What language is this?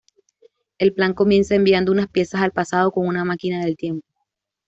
Spanish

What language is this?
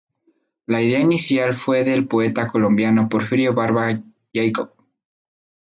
Spanish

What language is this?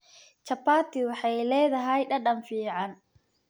Somali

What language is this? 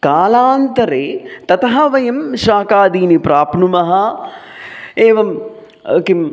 Sanskrit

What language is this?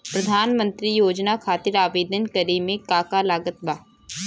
Bhojpuri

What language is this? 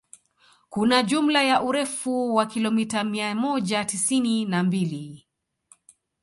Swahili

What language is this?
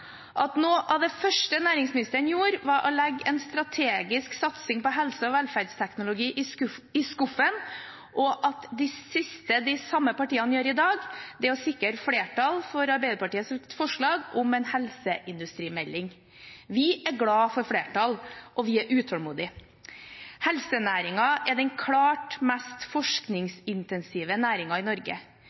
Norwegian Bokmål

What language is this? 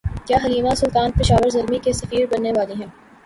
Urdu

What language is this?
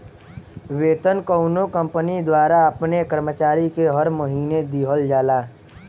Bhojpuri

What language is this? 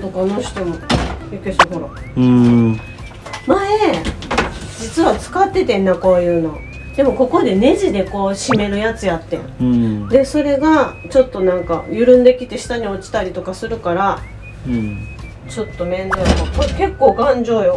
Japanese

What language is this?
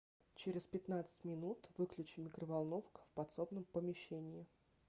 Russian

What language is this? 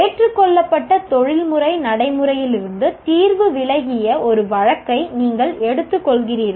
Tamil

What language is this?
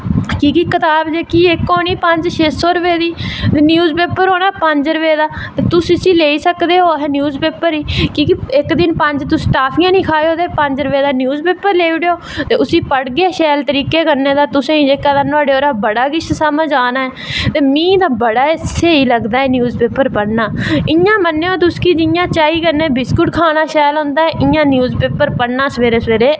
Dogri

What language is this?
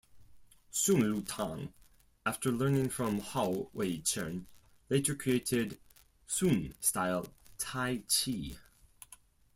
English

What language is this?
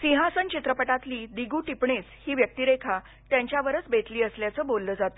Marathi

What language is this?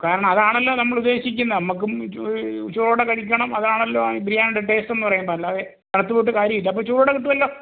Malayalam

